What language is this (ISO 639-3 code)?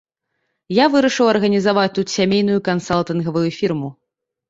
bel